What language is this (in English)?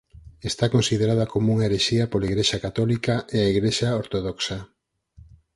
Galician